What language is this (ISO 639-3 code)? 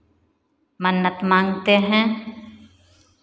hin